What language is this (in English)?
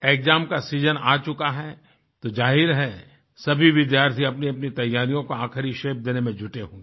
Hindi